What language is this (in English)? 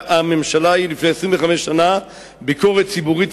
Hebrew